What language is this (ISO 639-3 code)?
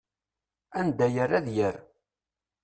kab